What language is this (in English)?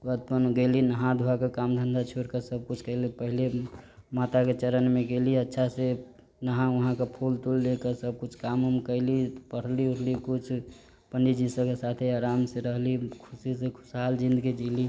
Maithili